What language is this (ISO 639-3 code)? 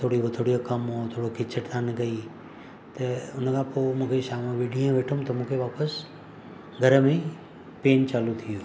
snd